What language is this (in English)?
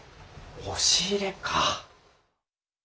Japanese